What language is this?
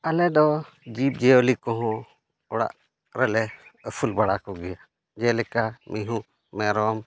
Santali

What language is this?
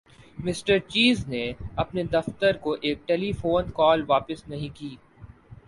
Urdu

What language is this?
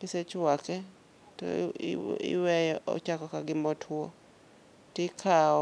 Luo (Kenya and Tanzania)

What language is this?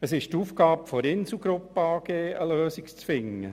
Swiss German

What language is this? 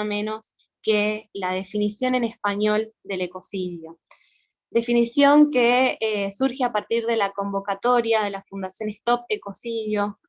Spanish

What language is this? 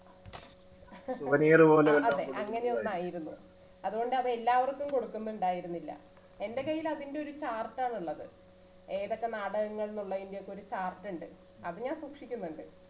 Malayalam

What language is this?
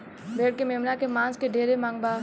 Bhojpuri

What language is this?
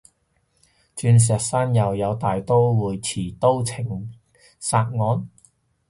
Cantonese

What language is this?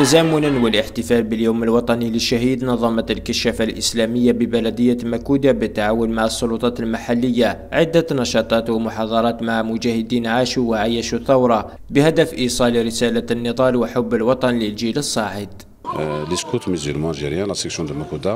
Arabic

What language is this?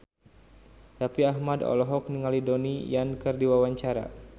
Sundanese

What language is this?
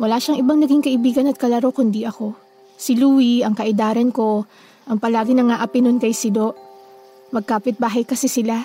Filipino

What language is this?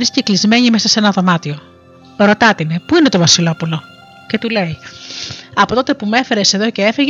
Greek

